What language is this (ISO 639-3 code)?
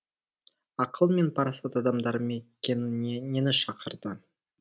kaz